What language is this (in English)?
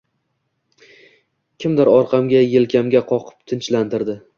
Uzbek